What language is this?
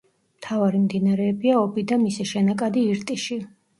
Georgian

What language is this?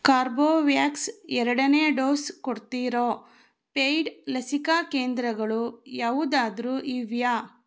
Kannada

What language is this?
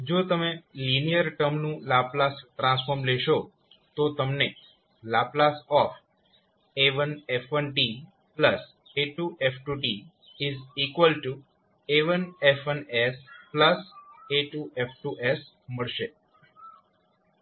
Gujarati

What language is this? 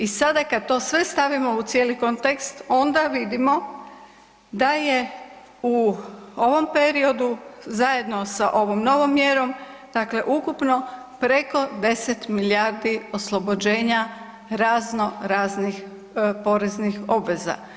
Croatian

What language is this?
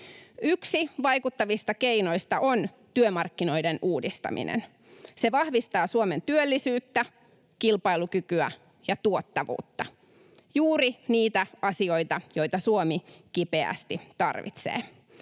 Finnish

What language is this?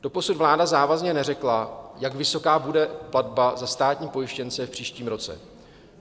Czech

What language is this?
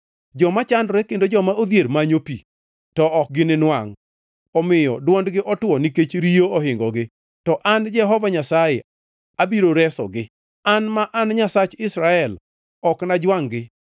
Luo (Kenya and Tanzania)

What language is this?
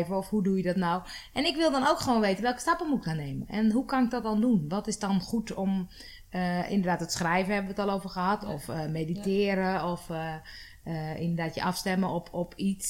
Dutch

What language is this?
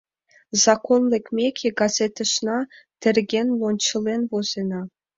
Mari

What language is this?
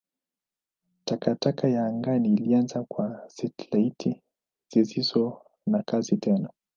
Swahili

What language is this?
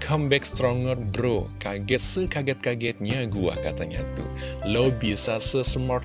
Indonesian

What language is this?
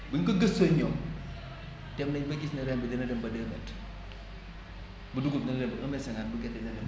Wolof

